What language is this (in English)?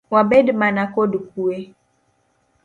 Luo (Kenya and Tanzania)